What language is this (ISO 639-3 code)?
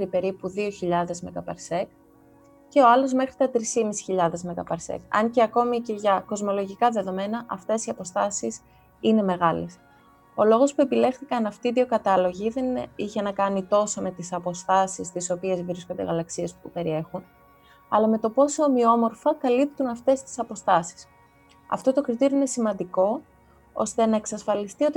ell